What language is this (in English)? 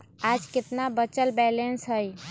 Magahi